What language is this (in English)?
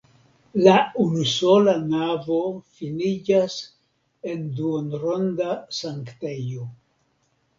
Esperanto